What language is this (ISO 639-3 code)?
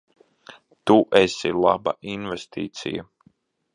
lav